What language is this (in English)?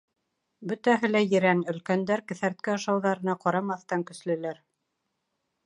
Bashkir